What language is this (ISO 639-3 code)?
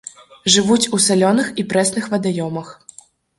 bel